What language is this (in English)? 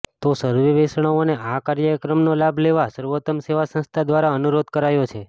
Gujarati